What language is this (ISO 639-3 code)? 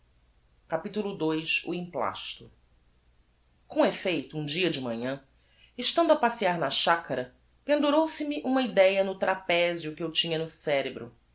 por